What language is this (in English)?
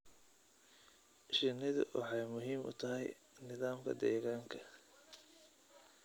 Somali